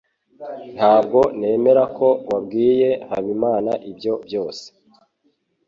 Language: Kinyarwanda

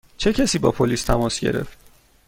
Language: Persian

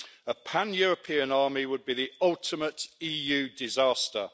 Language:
English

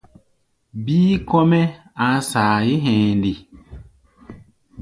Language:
Gbaya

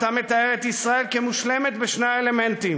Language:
Hebrew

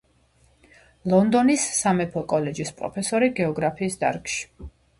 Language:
Georgian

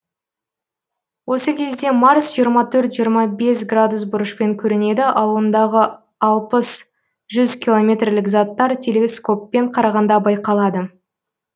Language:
Kazakh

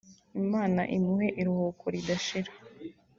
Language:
Kinyarwanda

